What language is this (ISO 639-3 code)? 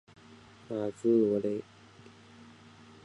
zho